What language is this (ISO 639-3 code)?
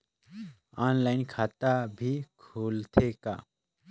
hne